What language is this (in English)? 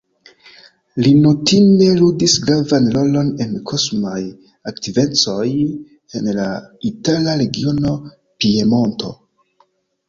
Esperanto